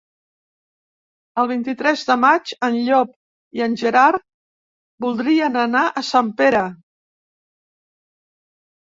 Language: Catalan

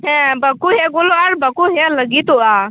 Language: Santali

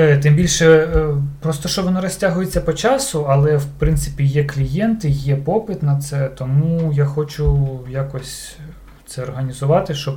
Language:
Ukrainian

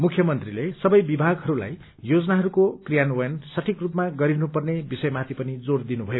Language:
Nepali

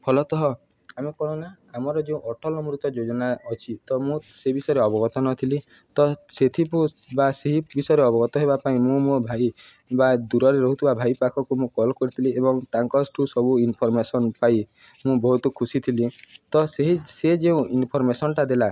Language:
Odia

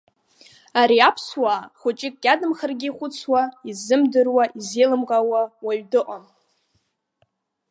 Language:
Abkhazian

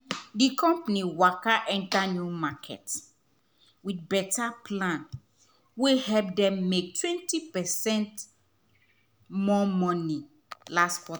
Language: Nigerian Pidgin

